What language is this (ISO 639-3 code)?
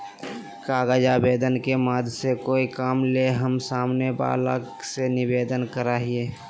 mag